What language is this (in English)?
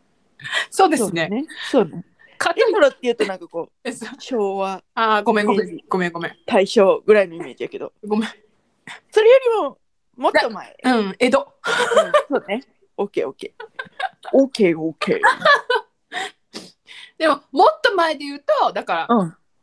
Japanese